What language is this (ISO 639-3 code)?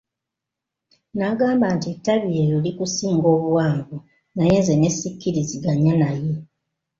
lug